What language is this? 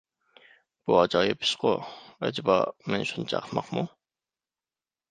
Uyghur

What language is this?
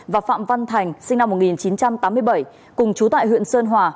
Vietnamese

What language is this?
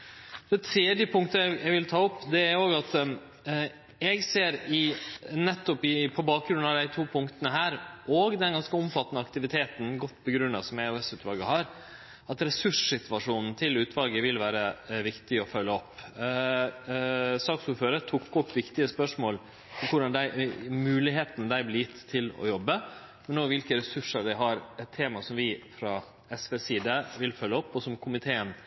Norwegian Nynorsk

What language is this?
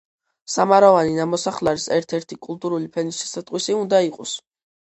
Georgian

